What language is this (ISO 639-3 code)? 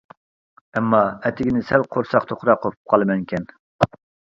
uig